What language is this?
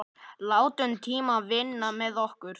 Icelandic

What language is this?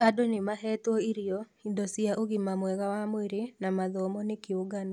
Kikuyu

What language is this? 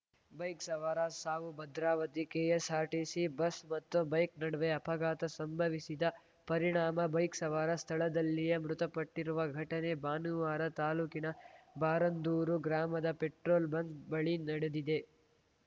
Kannada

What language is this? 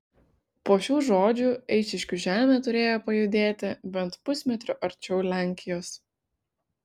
Lithuanian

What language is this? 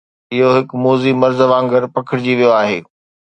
Sindhi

